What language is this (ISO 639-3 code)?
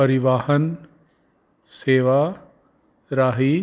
pan